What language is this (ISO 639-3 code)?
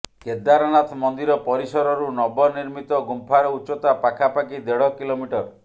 ori